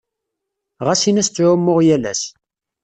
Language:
Kabyle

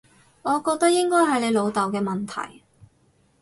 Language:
Cantonese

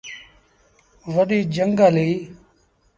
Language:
Sindhi Bhil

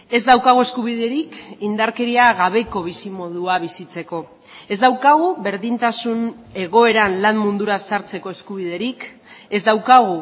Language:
Basque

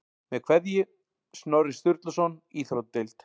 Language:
Icelandic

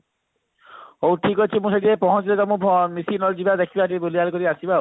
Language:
Odia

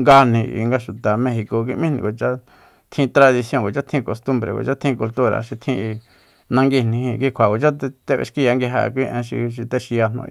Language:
Soyaltepec Mazatec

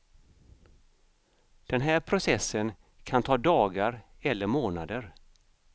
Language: Swedish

